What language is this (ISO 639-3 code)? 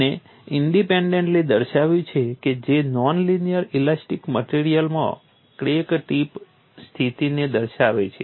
guj